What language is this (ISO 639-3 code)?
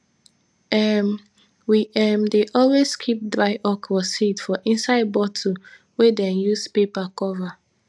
pcm